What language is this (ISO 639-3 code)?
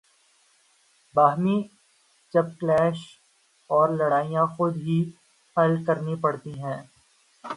urd